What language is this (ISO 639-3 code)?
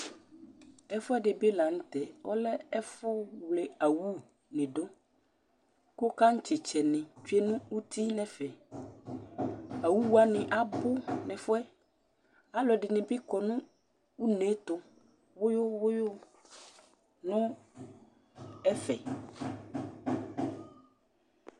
kpo